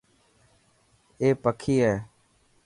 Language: Dhatki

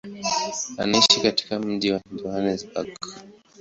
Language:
Swahili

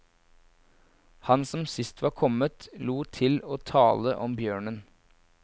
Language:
Norwegian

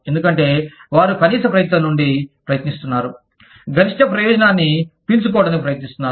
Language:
Telugu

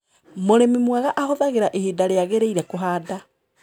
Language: Kikuyu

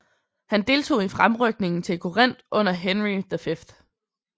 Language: Danish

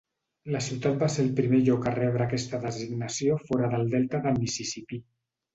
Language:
Catalan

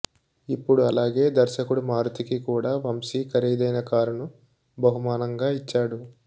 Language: Telugu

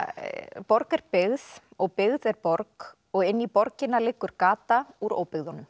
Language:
Icelandic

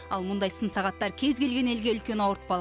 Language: Kazakh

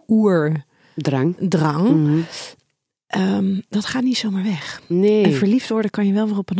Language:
Dutch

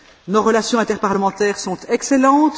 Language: French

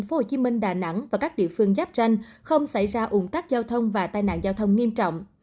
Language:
Vietnamese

